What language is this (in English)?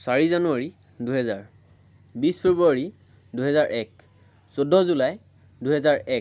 Assamese